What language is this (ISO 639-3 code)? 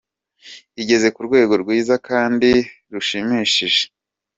kin